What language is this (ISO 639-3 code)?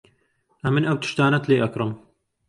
ckb